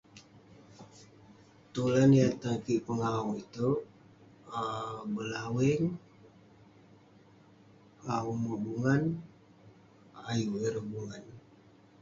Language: Western Penan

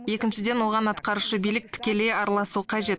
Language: Kazakh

